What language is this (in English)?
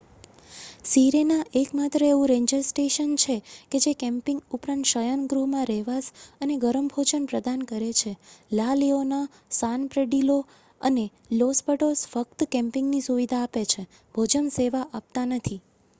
Gujarati